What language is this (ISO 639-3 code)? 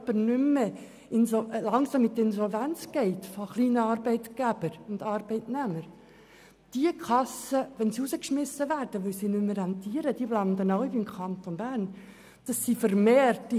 gsw